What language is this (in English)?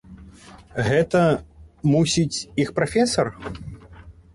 Belarusian